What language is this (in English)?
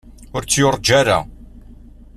Kabyle